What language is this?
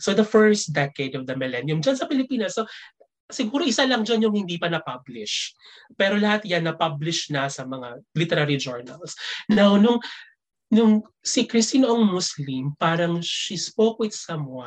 Filipino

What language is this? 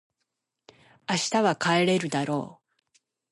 Japanese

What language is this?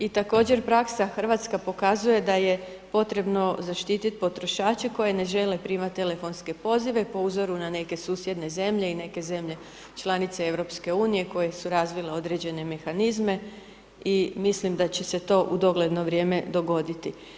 Croatian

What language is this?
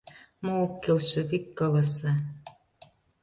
Mari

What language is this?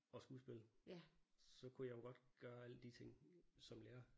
Danish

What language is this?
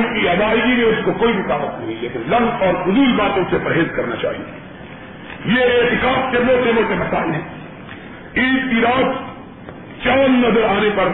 Urdu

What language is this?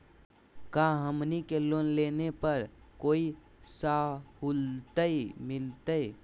Magahi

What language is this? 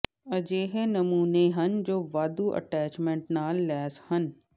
Punjabi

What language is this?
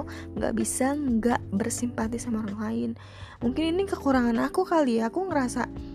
Indonesian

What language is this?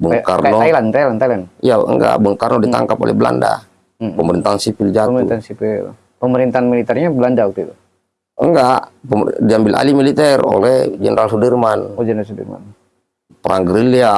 Indonesian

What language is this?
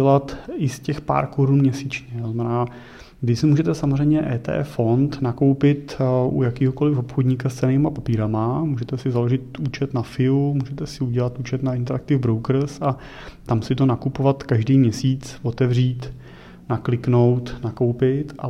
Czech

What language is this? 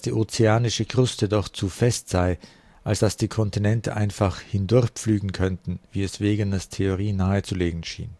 German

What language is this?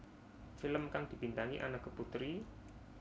Javanese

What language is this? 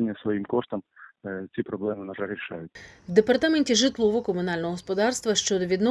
Ukrainian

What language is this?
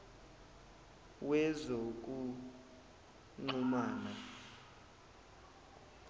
Zulu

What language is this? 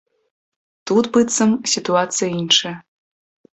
Belarusian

